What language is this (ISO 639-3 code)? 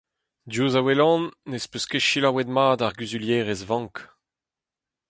bre